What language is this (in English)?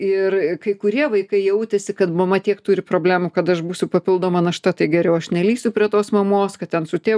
Lithuanian